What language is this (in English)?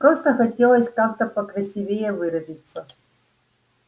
Russian